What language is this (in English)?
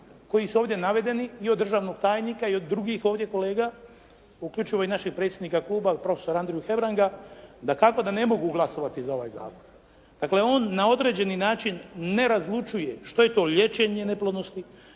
Croatian